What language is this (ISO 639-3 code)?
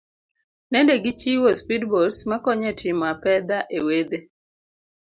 luo